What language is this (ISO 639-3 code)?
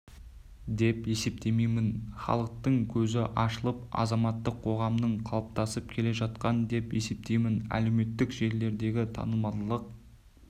kaz